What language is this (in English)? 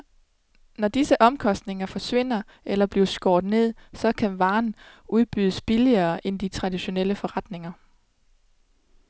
Danish